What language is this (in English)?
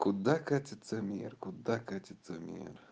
Russian